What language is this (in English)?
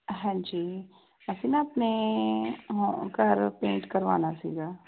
Punjabi